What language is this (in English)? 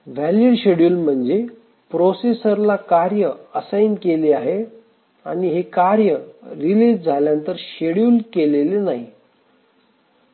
Marathi